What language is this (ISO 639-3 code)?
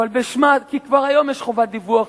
heb